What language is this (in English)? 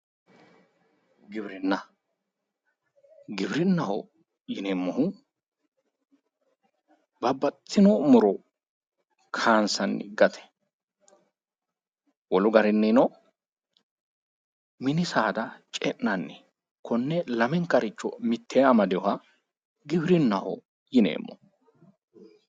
Sidamo